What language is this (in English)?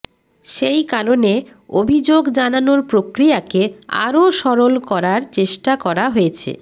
Bangla